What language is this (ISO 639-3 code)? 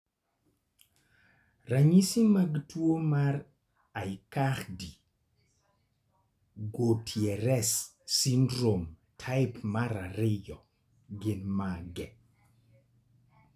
luo